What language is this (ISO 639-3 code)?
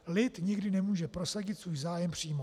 ces